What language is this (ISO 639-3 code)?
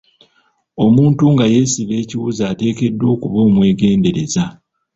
lug